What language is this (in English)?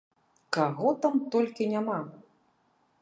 Belarusian